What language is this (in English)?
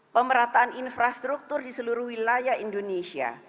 Indonesian